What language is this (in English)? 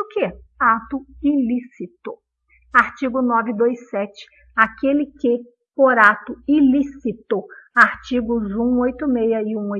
Portuguese